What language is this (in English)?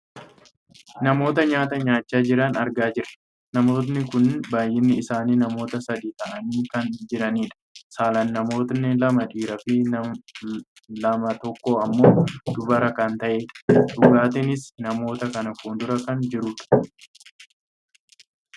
Oromo